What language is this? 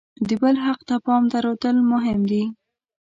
Pashto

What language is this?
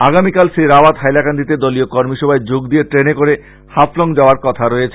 Bangla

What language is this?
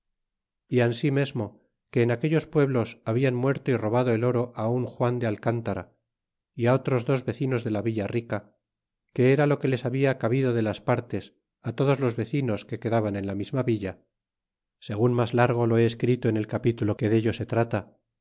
Spanish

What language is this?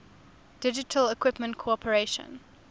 English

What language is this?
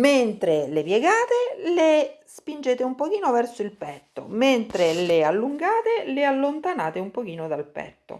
Italian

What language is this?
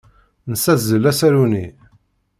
Kabyle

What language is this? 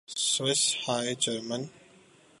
Urdu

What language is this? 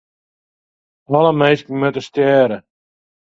Western Frisian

